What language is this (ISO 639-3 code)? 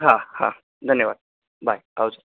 guj